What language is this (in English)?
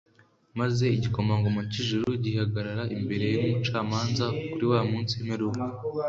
Kinyarwanda